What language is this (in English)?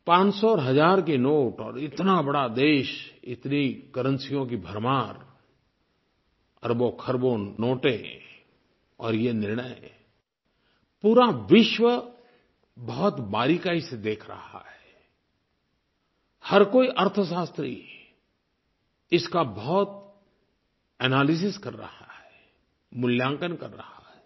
Hindi